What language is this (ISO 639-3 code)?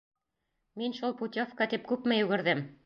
bak